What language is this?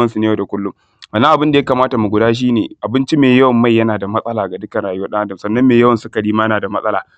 Hausa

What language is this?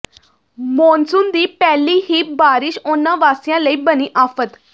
Punjabi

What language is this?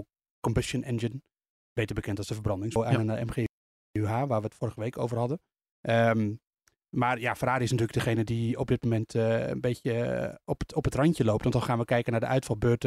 Dutch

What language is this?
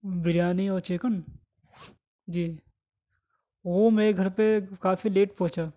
Urdu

